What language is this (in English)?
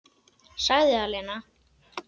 Icelandic